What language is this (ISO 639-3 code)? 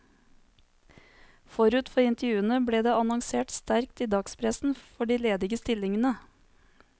nor